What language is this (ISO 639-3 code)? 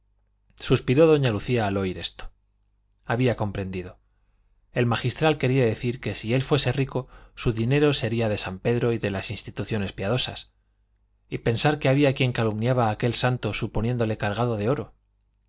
spa